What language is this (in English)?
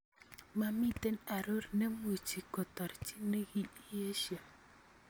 Kalenjin